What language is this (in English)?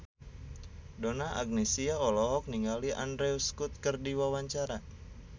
Sundanese